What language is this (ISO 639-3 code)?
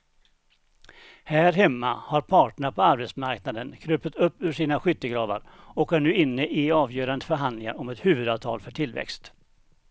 swe